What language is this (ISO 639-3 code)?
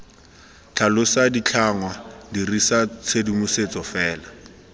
tsn